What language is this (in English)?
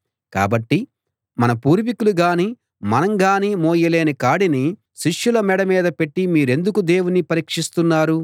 Telugu